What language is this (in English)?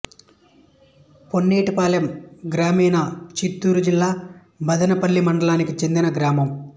Telugu